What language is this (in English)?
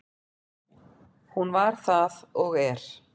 Icelandic